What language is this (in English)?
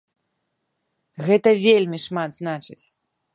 Belarusian